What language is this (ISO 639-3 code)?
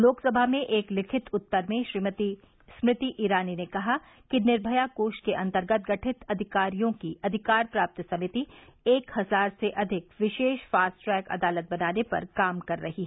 hin